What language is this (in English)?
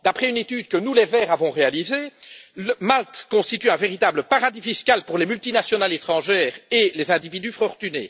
French